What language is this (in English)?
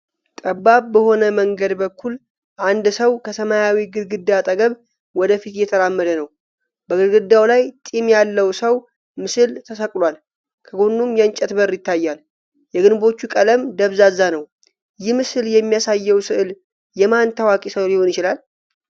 Amharic